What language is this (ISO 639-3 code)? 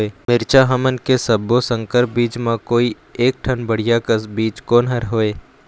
hne